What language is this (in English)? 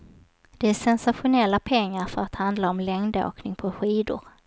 Swedish